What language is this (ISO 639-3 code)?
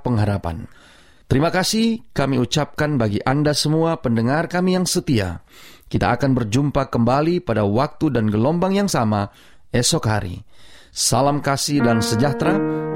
ind